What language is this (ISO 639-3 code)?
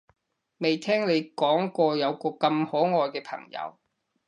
yue